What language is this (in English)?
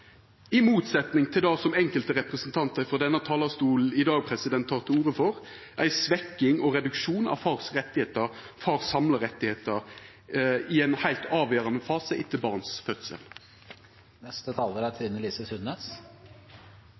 Norwegian